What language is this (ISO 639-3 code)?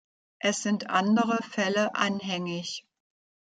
deu